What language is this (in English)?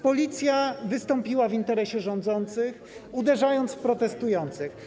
Polish